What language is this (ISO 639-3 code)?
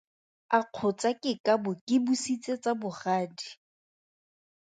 tsn